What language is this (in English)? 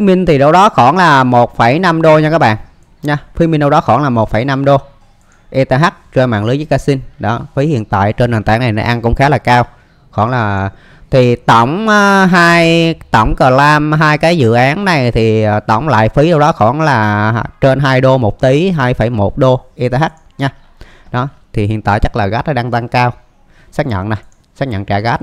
Vietnamese